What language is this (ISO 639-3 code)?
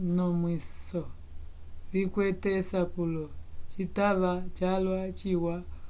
umb